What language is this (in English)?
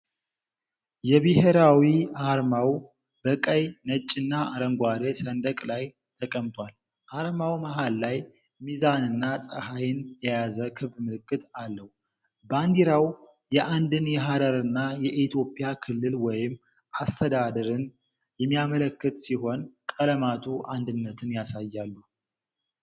Amharic